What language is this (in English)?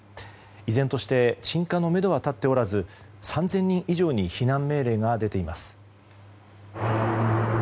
Japanese